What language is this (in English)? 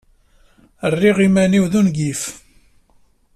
Kabyle